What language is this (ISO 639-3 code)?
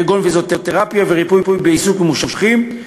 heb